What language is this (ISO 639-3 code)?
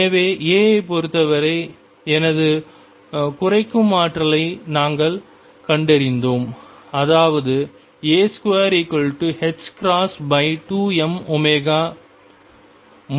tam